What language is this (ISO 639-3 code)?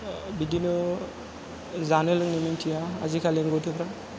brx